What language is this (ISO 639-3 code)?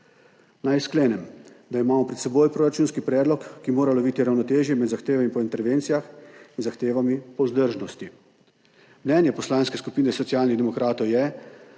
slv